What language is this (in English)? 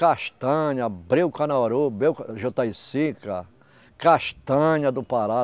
Portuguese